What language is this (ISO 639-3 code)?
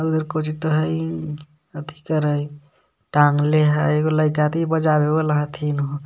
mag